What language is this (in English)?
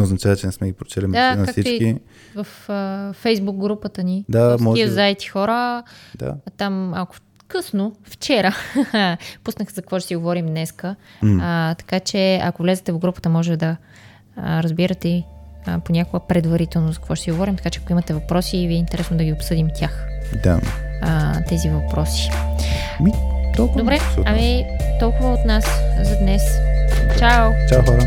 Bulgarian